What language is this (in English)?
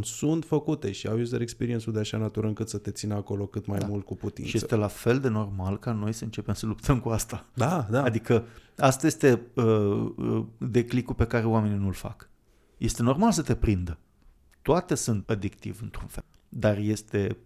Romanian